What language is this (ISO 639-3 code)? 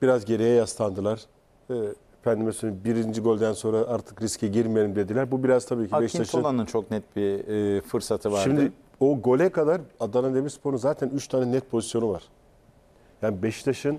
tur